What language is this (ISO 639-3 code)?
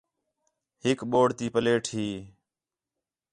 xhe